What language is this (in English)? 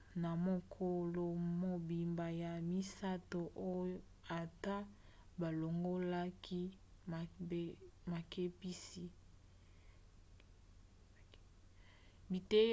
Lingala